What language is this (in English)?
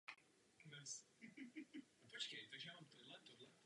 Czech